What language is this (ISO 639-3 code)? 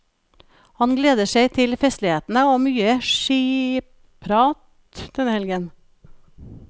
nor